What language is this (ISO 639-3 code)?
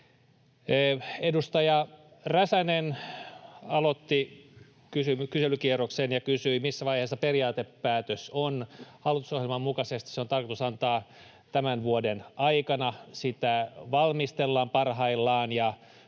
fin